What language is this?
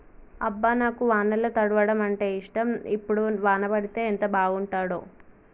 Telugu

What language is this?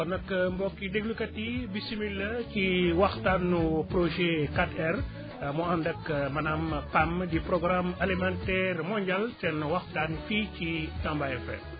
Wolof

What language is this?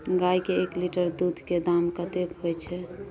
Maithili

